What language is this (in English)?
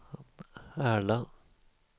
Swedish